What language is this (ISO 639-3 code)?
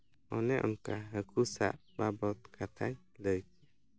sat